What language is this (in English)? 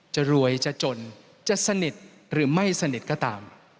Thai